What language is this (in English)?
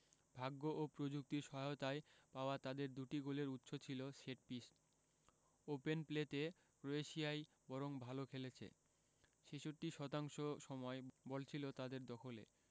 Bangla